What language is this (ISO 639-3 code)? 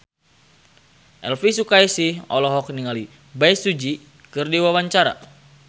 sun